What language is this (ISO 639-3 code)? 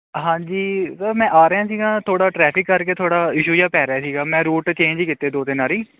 pan